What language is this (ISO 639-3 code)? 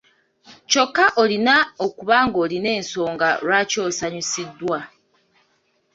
lug